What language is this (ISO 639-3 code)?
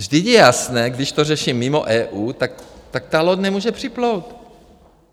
ces